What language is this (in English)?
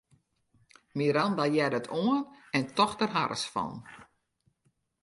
Western Frisian